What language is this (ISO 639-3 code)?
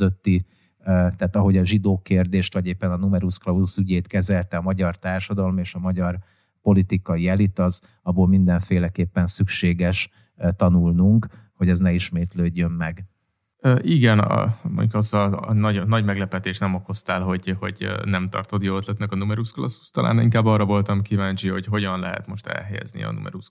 hun